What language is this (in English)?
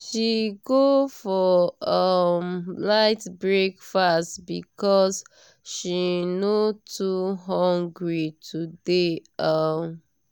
Nigerian Pidgin